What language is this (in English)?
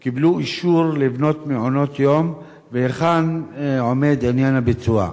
Hebrew